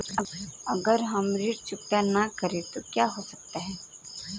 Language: Hindi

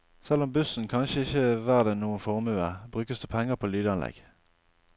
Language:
Norwegian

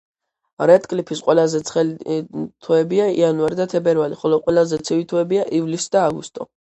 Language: Georgian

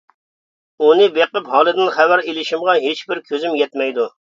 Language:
Uyghur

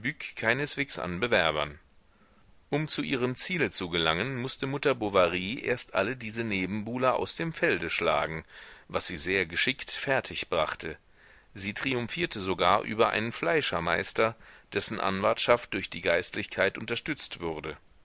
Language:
German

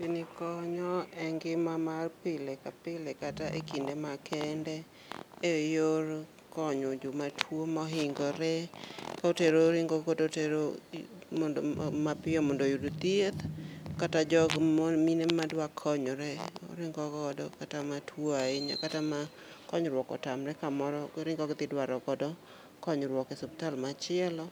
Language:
Luo (Kenya and Tanzania)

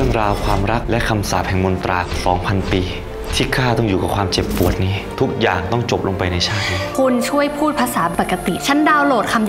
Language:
Thai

